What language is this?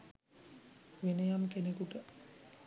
Sinhala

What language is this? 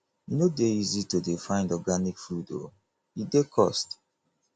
Nigerian Pidgin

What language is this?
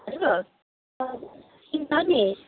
Nepali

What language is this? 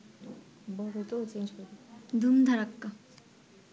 Bangla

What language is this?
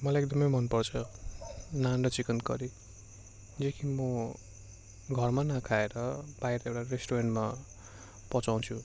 Nepali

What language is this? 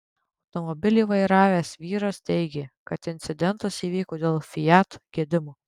Lithuanian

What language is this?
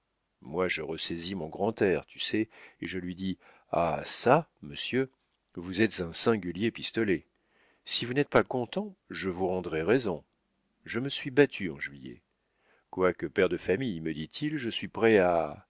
French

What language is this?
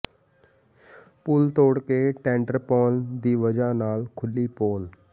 Punjabi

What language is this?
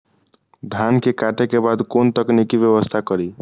Maithili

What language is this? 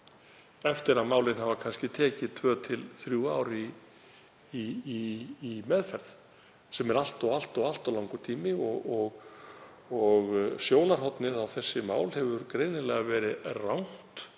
Icelandic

